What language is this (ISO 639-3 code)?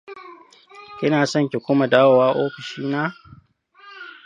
hau